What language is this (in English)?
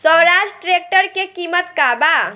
Bhojpuri